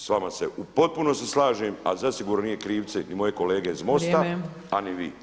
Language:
Croatian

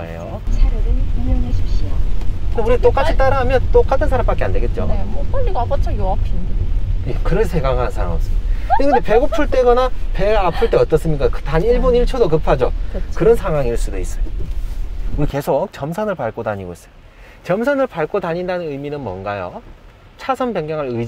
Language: Korean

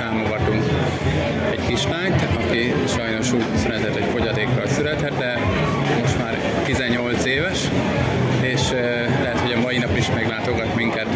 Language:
Hungarian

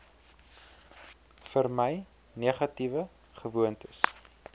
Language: Afrikaans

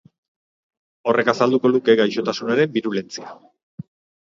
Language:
Basque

